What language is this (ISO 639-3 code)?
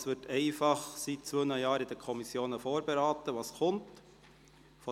gsw